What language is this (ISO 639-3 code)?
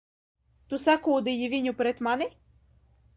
lav